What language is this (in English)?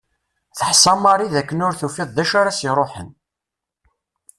Kabyle